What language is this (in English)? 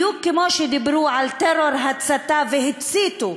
Hebrew